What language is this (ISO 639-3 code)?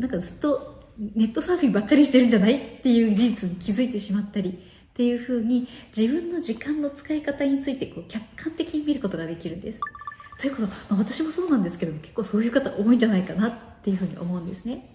jpn